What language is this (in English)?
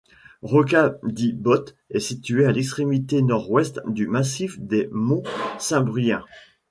French